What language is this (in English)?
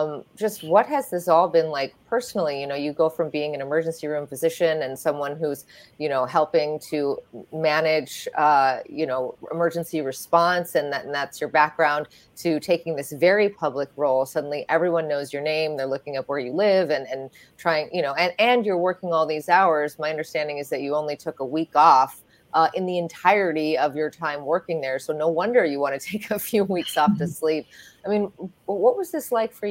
English